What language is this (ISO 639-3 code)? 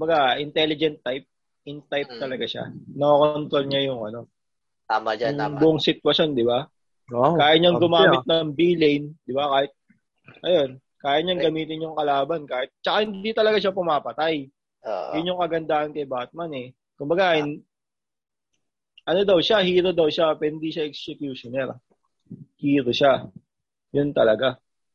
fil